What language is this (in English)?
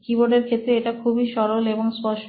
Bangla